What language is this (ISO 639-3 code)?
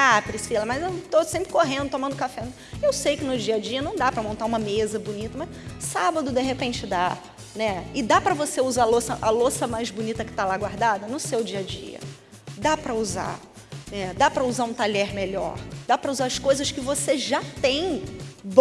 por